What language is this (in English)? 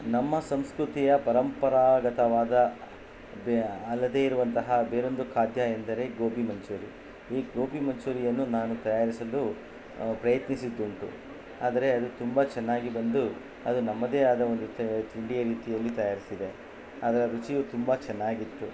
Kannada